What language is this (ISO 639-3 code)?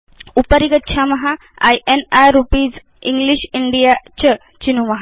san